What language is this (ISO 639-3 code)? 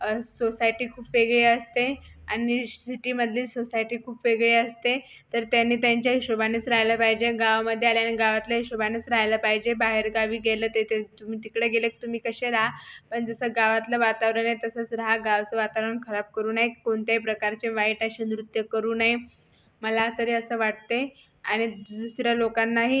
mar